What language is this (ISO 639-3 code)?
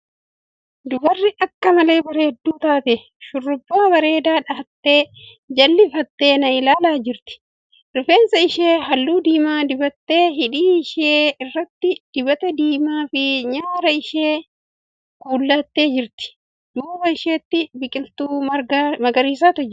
orm